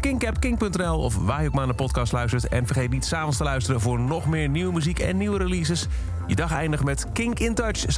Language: Dutch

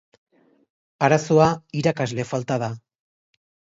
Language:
Basque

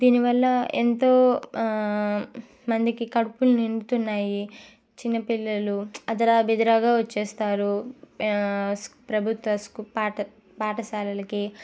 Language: Telugu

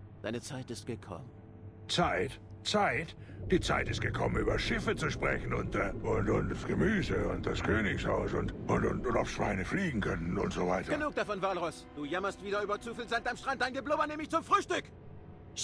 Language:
German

